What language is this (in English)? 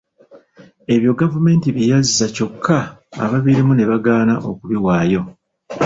Ganda